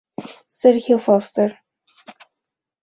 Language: Spanish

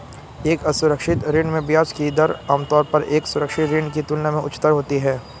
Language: Hindi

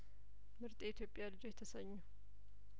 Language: Amharic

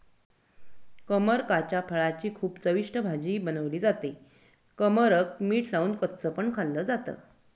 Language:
Marathi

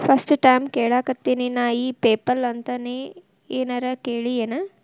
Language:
Kannada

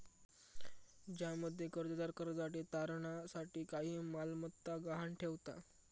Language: Marathi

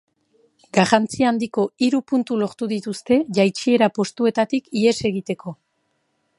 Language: Basque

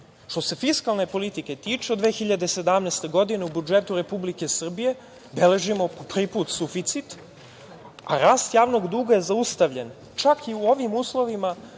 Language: Serbian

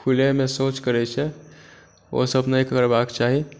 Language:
Maithili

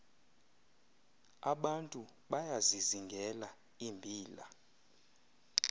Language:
Xhosa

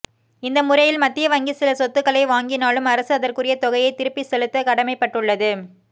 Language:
Tamil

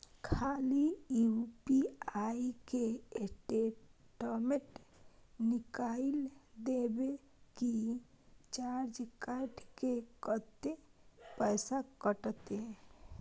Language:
Maithili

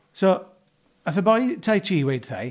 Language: Welsh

